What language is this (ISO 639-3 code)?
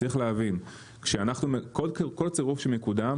heb